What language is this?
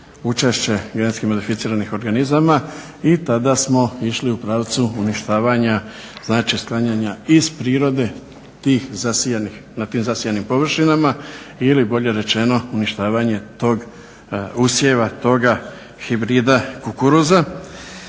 Croatian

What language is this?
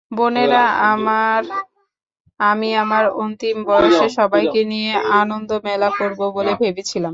Bangla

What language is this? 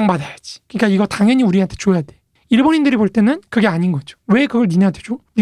Korean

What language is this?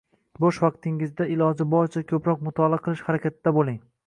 Uzbek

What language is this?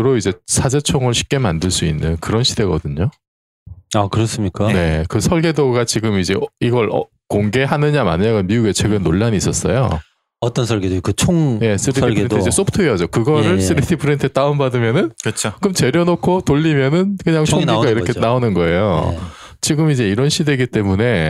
Korean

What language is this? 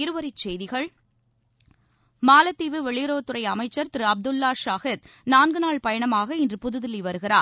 Tamil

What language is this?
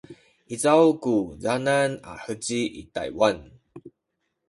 Sakizaya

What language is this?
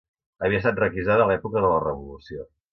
Catalan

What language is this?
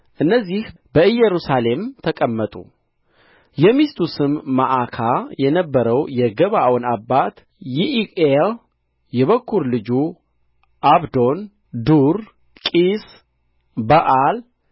Amharic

